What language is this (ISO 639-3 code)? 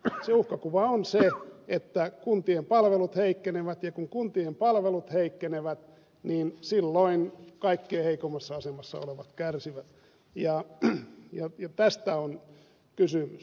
fin